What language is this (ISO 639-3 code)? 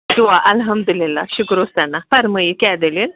kas